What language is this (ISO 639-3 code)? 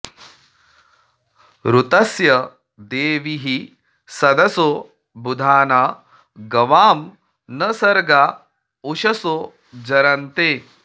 san